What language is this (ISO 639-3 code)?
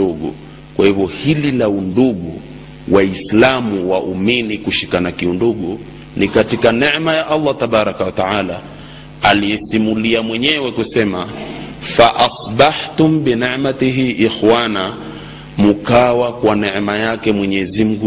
swa